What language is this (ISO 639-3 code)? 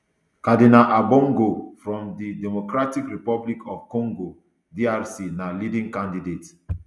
pcm